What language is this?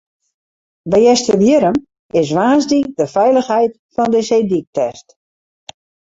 Western Frisian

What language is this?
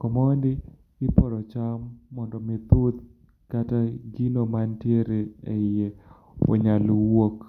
Luo (Kenya and Tanzania)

